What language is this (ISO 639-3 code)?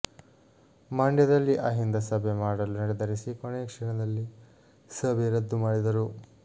kan